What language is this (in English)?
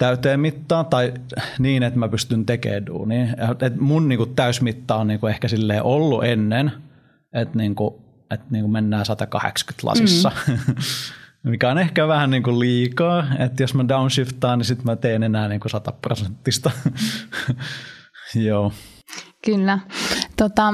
Finnish